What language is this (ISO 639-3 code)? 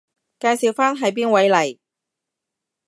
yue